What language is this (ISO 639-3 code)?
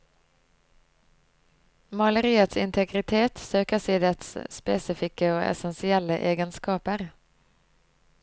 nor